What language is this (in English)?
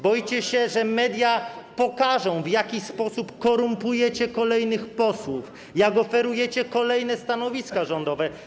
Polish